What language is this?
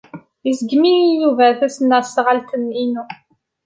Kabyle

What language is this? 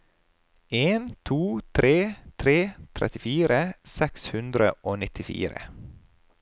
Norwegian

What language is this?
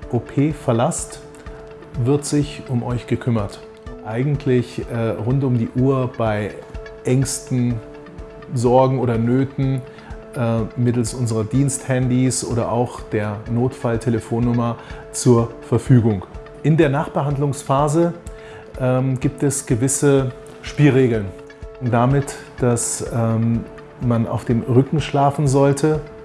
German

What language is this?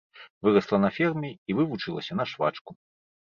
Belarusian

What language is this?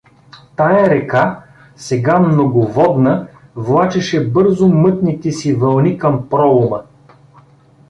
Bulgarian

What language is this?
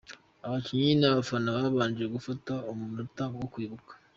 Kinyarwanda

